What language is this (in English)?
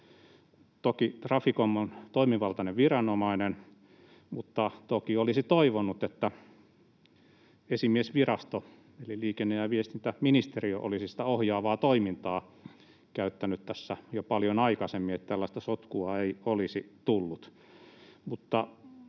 Finnish